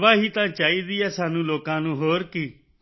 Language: Punjabi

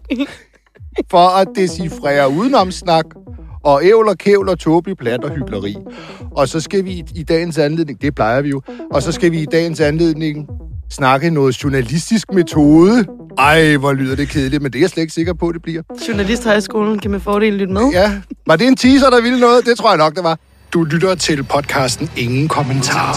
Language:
Danish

